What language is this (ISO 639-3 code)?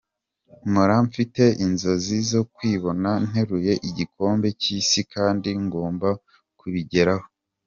kin